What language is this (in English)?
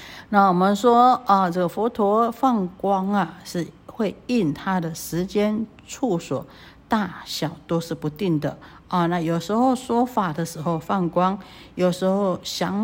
Chinese